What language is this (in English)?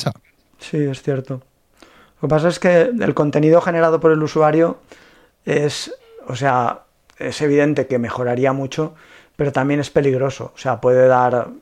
Spanish